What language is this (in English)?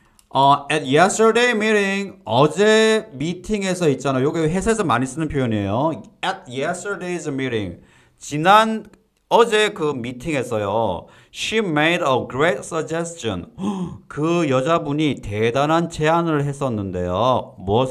Korean